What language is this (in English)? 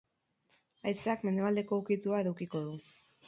Basque